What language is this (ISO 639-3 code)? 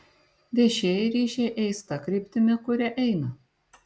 lit